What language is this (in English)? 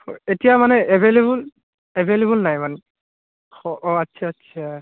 Assamese